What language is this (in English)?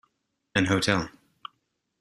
English